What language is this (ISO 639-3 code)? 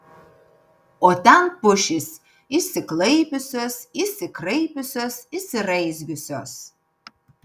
lit